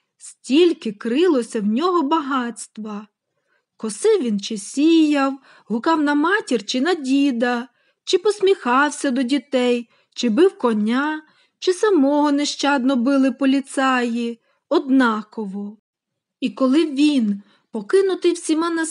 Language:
Ukrainian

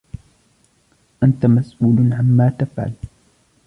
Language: Arabic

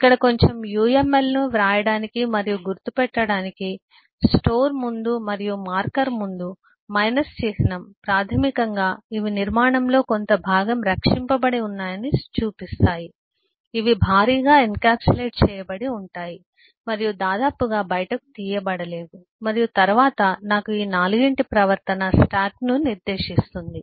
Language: Telugu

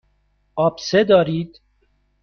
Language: Persian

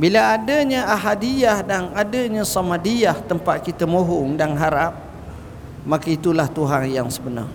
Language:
Malay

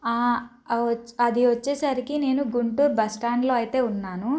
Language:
Telugu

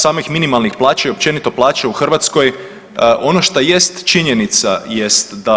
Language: Croatian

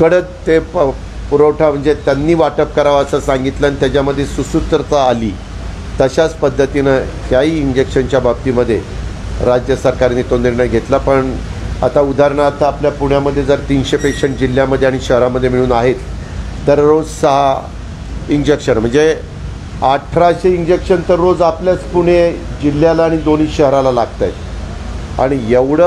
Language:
Hindi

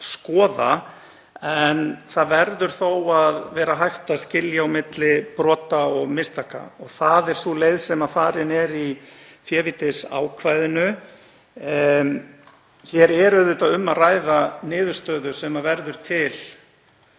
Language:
Icelandic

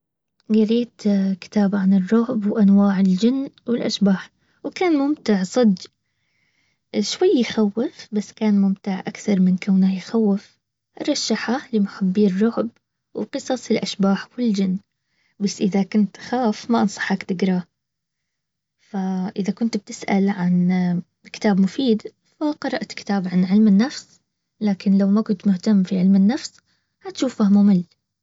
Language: Baharna Arabic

